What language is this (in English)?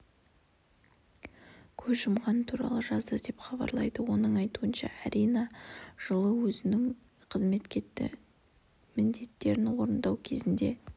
Kazakh